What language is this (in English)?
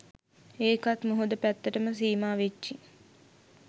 Sinhala